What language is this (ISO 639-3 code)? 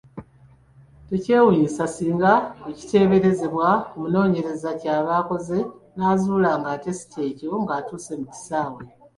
lug